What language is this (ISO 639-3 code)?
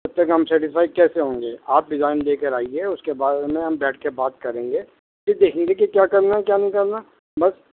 urd